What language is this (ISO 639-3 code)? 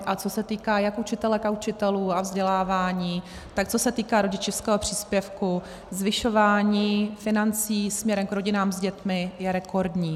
ces